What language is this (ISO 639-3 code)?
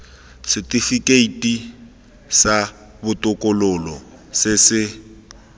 tsn